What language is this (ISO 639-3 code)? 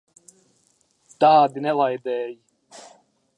lav